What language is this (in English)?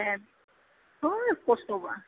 Bodo